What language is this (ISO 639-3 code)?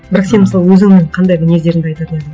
kaz